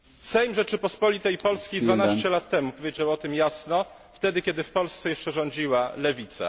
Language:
Polish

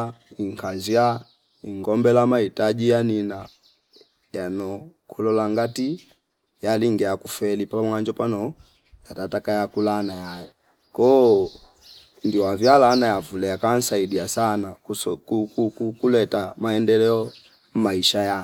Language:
Fipa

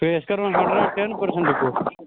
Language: Kashmiri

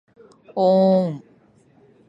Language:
Japanese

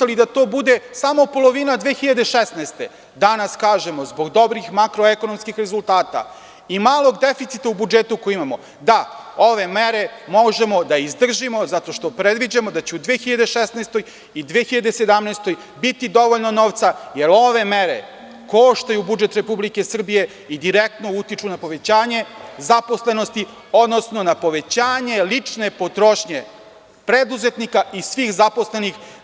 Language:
Serbian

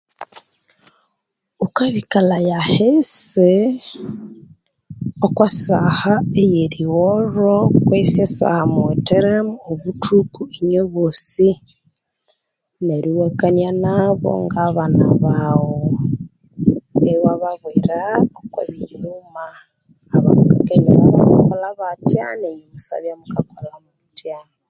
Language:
Konzo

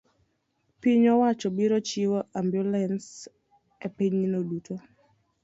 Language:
Luo (Kenya and Tanzania)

